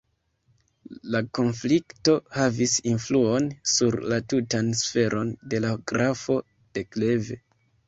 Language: Esperanto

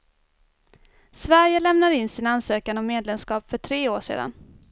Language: Swedish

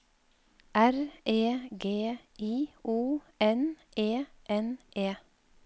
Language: Norwegian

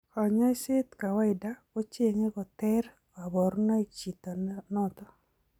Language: Kalenjin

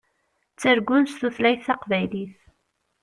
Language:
Kabyle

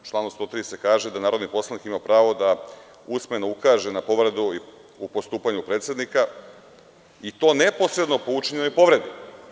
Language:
Serbian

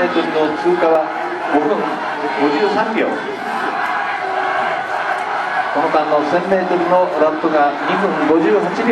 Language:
Japanese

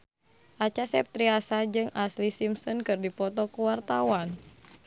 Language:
Sundanese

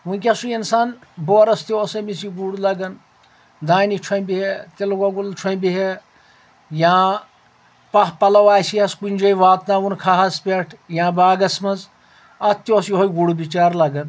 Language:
Kashmiri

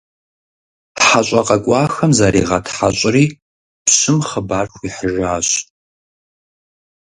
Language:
Kabardian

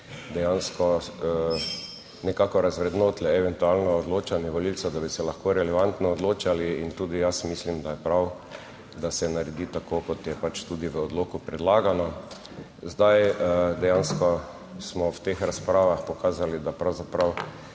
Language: Slovenian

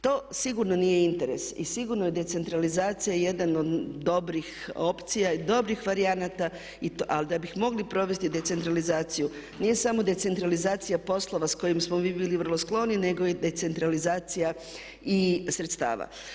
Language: Croatian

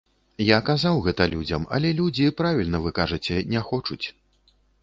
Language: Belarusian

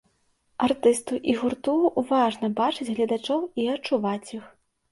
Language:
Belarusian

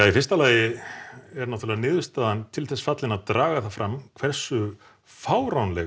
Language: Icelandic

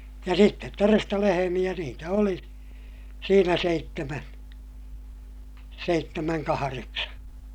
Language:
Finnish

